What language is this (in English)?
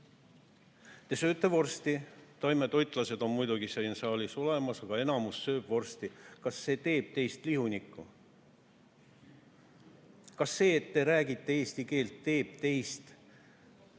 Estonian